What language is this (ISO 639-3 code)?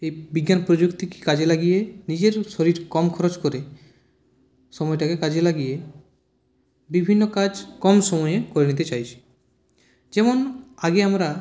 ben